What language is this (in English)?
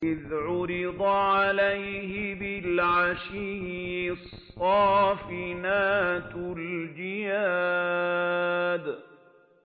Arabic